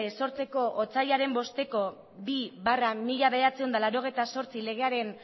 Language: Basque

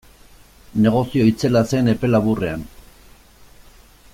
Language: Basque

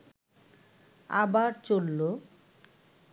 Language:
Bangla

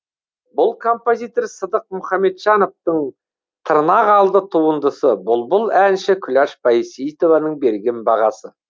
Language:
Kazakh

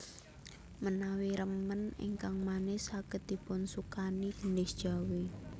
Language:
Javanese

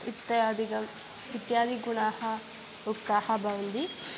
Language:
Sanskrit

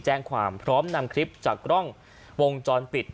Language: Thai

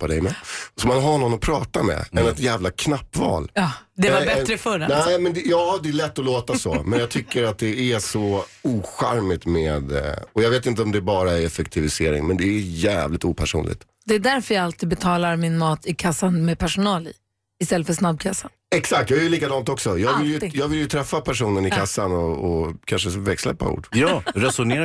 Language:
Swedish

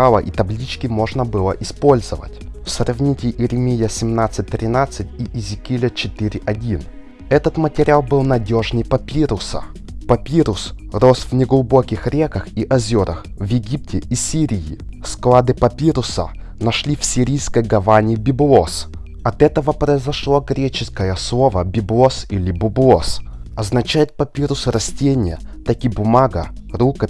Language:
Russian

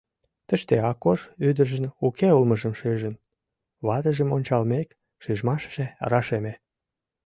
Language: Mari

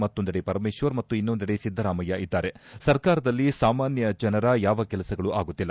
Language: Kannada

